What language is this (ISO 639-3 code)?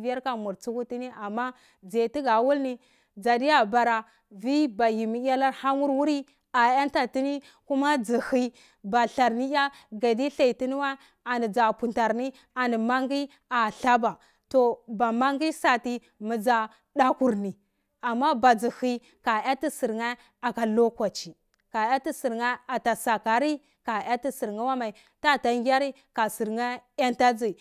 ckl